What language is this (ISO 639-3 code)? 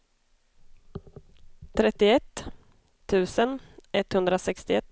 swe